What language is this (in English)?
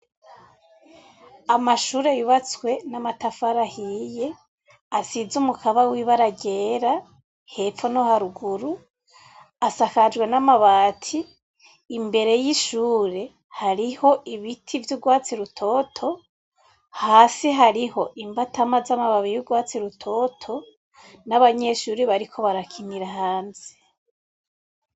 Rundi